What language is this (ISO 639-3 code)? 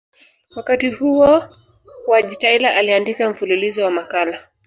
swa